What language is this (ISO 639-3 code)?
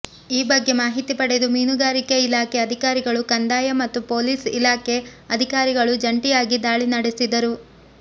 kan